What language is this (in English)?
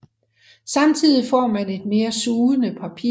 Danish